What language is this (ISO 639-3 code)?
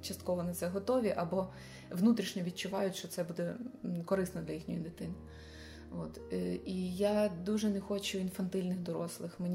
ukr